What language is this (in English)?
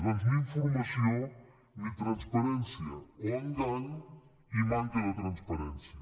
Catalan